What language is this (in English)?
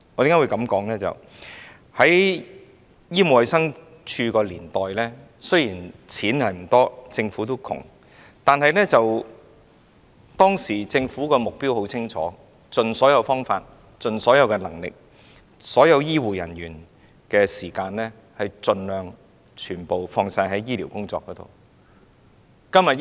Cantonese